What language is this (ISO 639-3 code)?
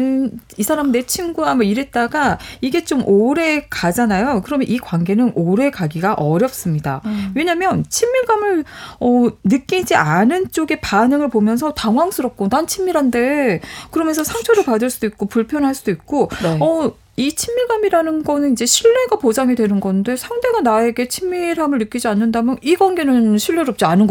kor